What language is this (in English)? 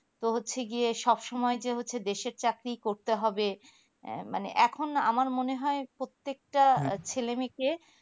Bangla